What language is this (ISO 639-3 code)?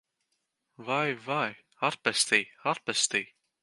lav